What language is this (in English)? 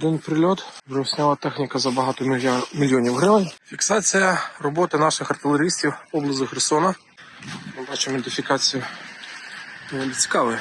Ukrainian